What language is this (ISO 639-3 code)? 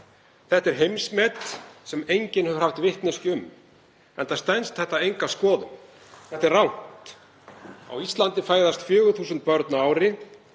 isl